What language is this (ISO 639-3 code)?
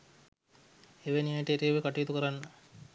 sin